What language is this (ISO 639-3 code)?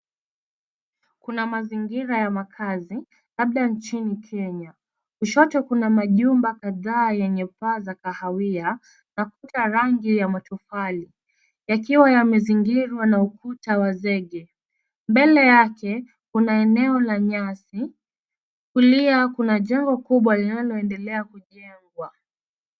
swa